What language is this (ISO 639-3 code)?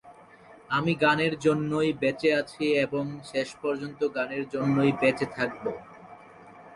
ben